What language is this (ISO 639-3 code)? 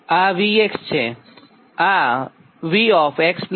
guj